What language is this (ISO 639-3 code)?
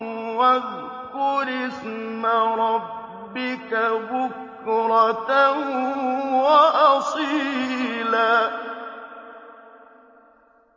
ara